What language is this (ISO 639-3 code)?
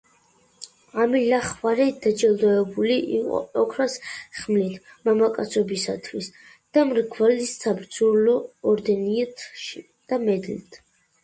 kat